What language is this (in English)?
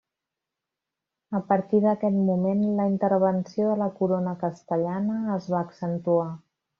Catalan